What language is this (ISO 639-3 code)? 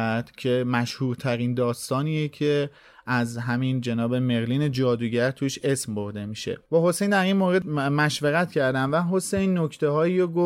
fas